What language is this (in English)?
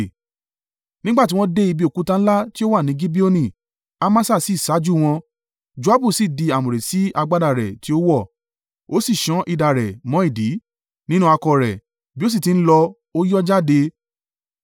Yoruba